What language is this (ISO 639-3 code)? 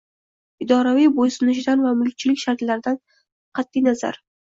uzb